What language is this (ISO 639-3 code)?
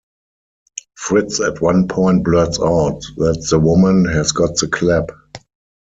eng